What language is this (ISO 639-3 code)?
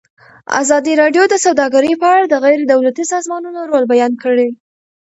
pus